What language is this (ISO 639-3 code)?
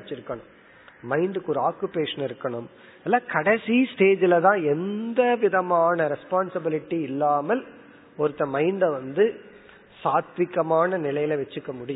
tam